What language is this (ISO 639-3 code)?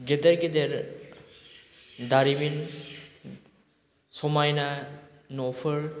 brx